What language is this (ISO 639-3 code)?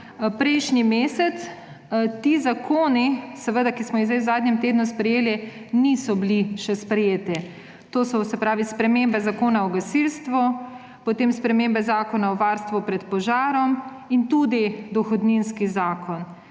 slv